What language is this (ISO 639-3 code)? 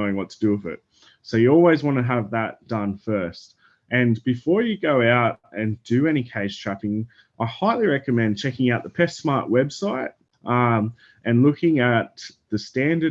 eng